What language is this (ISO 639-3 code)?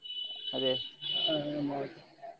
kan